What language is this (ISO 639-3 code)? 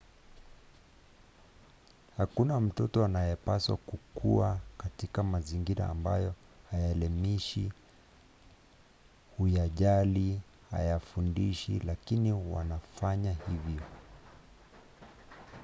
swa